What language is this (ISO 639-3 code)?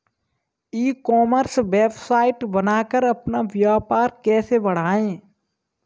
hin